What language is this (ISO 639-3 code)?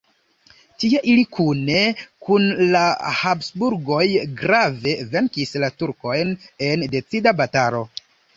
epo